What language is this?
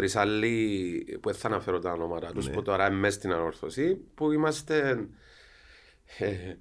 Greek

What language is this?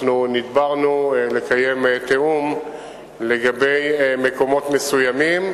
Hebrew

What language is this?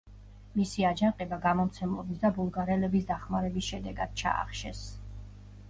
Georgian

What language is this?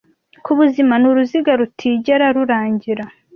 Kinyarwanda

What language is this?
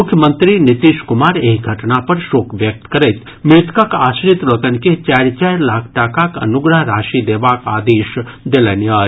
Maithili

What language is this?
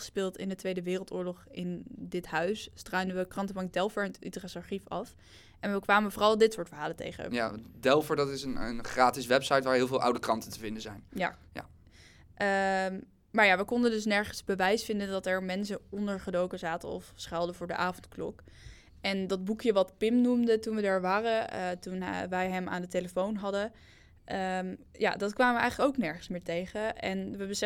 Dutch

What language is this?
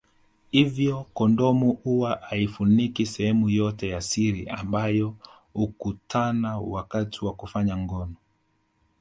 Swahili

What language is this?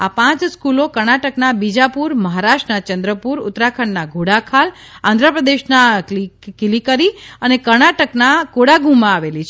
Gujarati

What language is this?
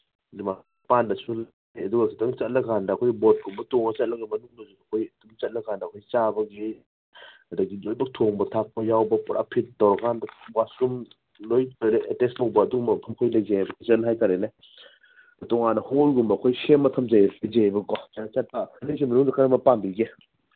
Manipuri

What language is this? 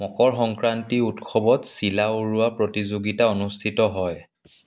Assamese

